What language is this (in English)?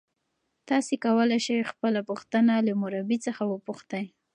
Pashto